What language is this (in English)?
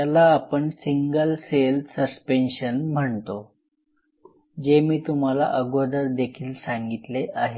Marathi